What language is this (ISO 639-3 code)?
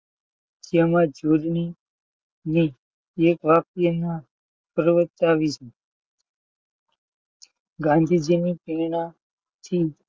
guj